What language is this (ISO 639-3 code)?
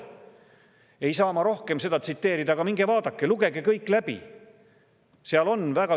est